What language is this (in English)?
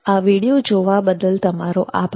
Gujarati